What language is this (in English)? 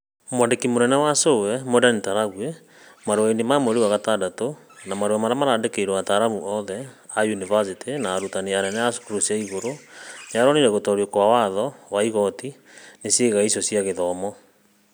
Kikuyu